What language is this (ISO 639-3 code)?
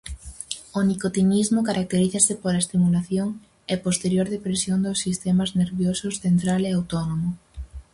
glg